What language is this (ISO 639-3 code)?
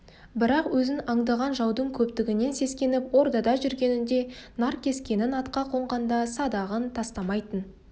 kaz